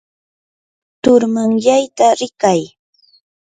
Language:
Yanahuanca Pasco Quechua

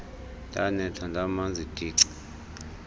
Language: Xhosa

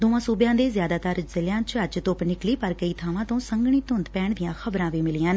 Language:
Punjabi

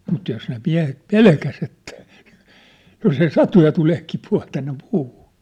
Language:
Finnish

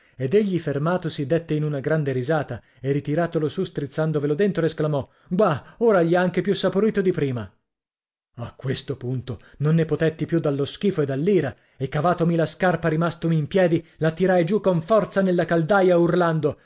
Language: Italian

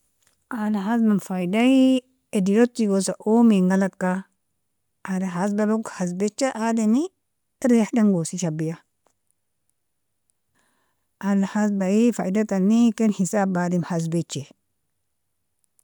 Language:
Nobiin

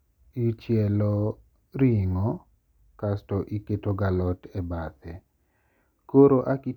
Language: Luo (Kenya and Tanzania)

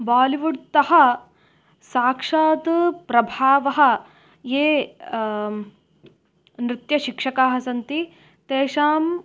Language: Sanskrit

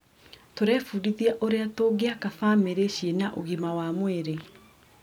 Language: Kikuyu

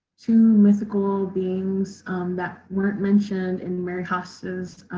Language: English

